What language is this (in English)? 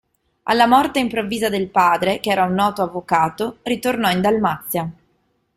Italian